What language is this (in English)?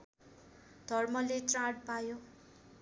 Nepali